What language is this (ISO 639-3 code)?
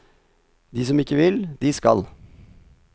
nor